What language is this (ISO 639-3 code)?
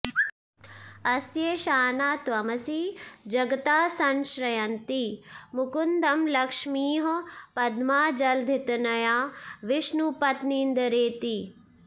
san